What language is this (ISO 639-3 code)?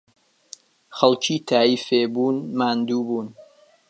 ckb